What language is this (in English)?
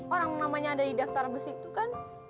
Indonesian